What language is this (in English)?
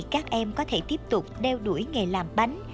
Vietnamese